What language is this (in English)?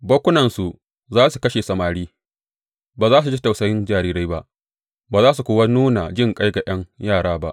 Hausa